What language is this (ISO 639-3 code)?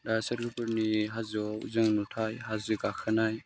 brx